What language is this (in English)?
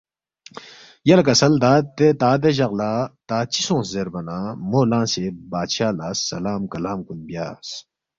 Balti